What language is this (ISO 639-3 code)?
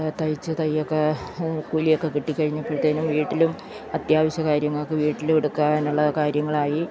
mal